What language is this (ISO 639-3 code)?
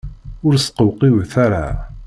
kab